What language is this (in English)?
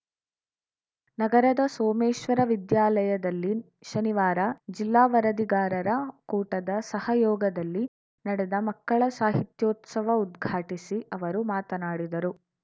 Kannada